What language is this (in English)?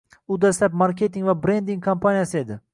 Uzbek